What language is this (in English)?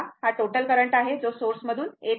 Marathi